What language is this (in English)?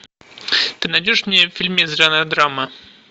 Russian